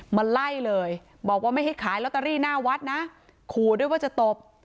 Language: Thai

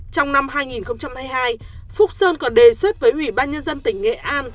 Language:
Vietnamese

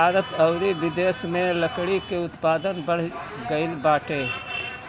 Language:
Bhojpuri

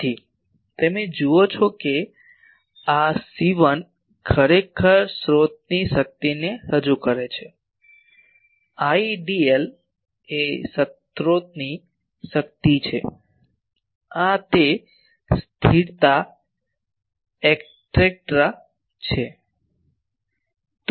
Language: Gujarati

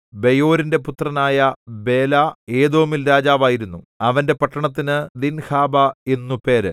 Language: Malayalam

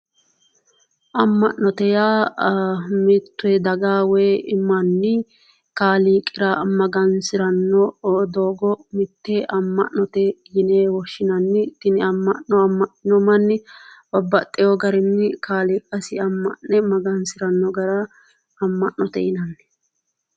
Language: Sidamo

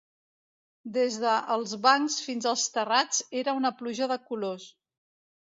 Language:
Catalan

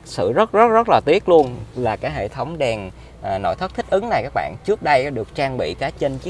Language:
Vietnamese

